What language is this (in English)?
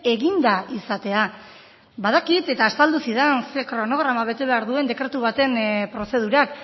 Basque